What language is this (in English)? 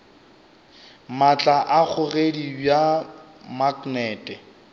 Northern Sotho